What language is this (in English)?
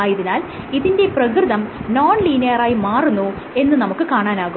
Malayalam